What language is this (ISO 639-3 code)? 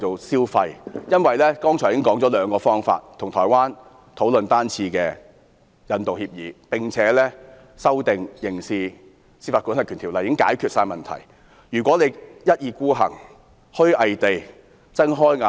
yue